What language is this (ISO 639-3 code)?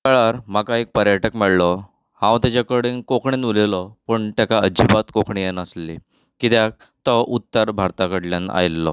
kok